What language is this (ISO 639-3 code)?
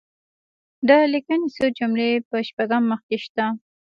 pus